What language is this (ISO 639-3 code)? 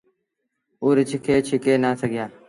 sbn